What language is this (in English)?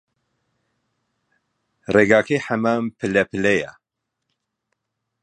Central Kurdish